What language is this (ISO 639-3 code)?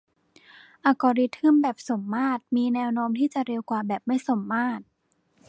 tha